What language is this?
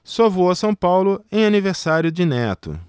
Portuguese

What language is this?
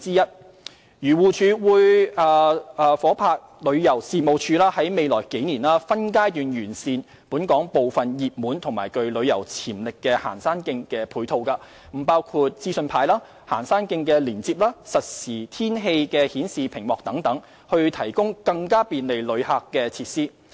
Cantonese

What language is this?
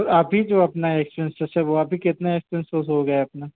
Hindi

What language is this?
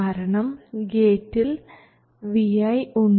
Malayalam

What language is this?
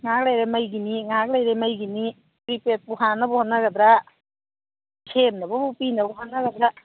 Manipuri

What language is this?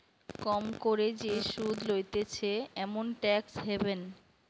Bangla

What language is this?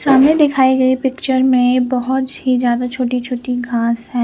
Hindi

